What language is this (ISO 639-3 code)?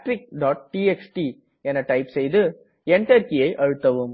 tam